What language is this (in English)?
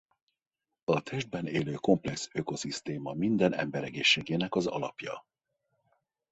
Hungarian